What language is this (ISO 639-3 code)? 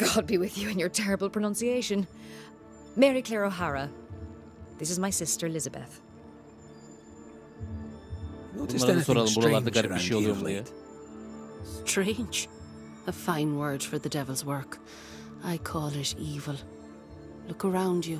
tur